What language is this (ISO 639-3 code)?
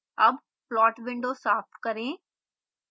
hin